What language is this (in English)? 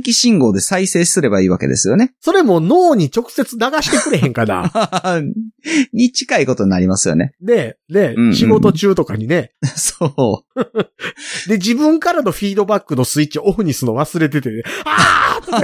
Japanese